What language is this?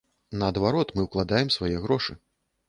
Belarusian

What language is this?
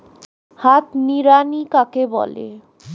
Bangla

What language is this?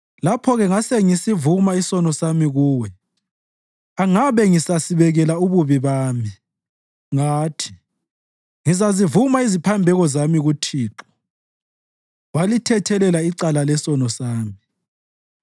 North Ndebele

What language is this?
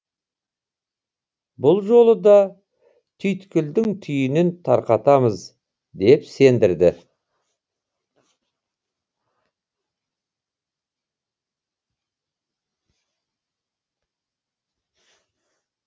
Kazakh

